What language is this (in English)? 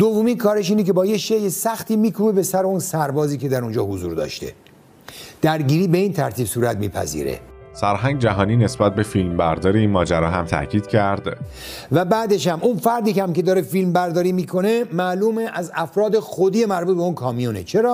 Persian